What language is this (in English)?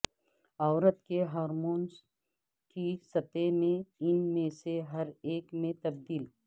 Urdu